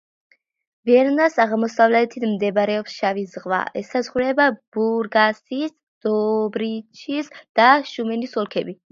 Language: Georgian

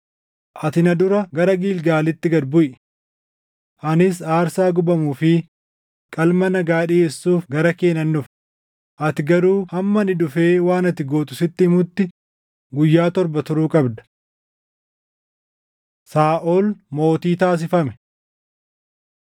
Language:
Oromo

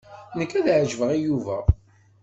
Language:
Kabyle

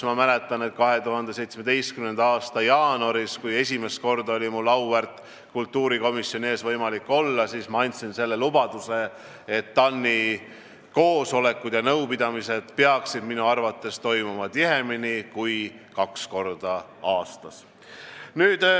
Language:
Estonian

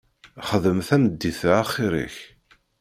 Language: Kabyle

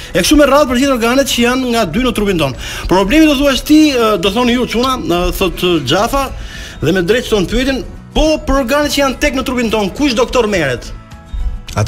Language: Romanian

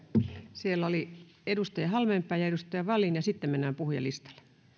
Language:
Finnish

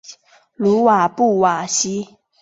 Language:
Chinese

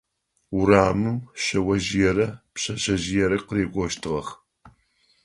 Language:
Adyghe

